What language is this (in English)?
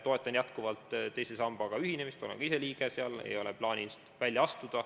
Estonian